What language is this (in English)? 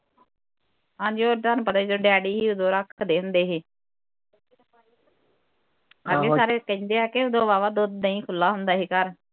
Punjabi